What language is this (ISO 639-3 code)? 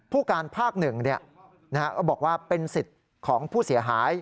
tha